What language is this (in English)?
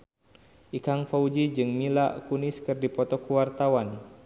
Sundanese